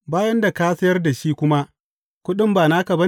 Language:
Hausa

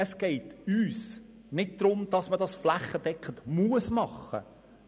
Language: Swiss German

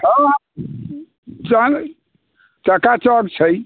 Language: Maithili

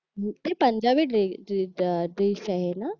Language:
Marathi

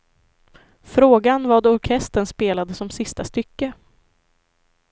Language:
Swedish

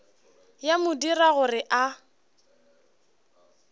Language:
Northern Sotho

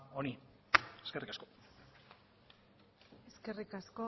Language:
Basque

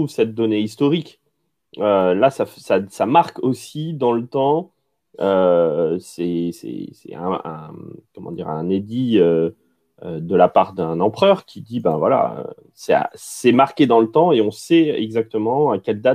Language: French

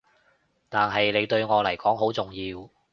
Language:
Cantonese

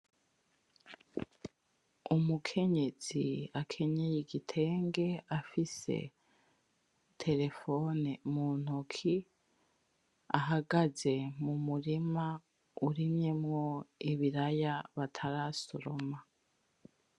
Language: Rundi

